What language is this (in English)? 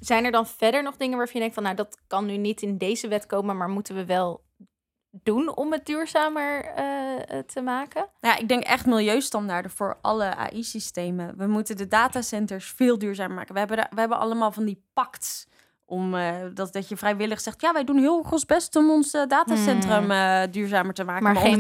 Dutch